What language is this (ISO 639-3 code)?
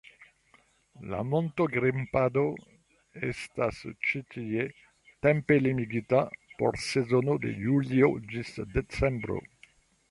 epo